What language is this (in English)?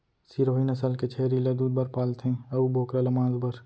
Chhattisgarhi